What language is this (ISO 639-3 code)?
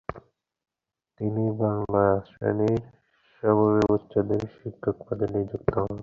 ben